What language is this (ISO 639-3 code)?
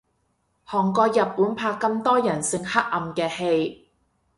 yue